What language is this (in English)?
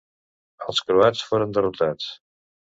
Catalan